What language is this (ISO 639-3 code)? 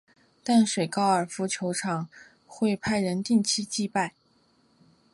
zho